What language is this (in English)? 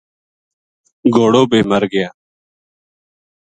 Gujari